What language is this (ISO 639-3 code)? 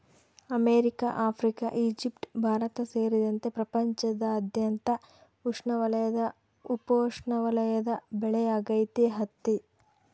kan